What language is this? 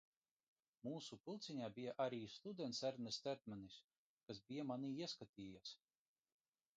Latvian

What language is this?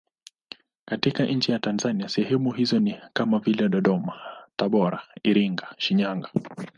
Swahili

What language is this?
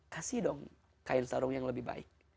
Indonesian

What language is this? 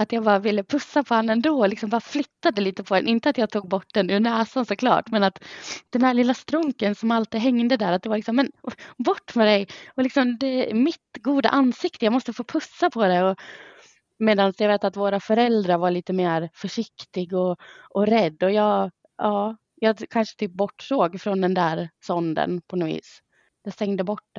Swedish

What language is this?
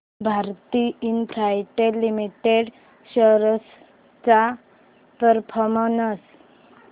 Marathi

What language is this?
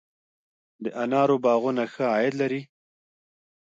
Pashto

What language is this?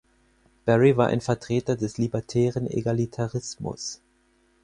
German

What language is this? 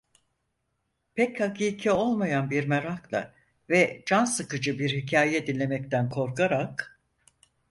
Turkish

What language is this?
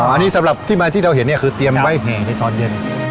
Thai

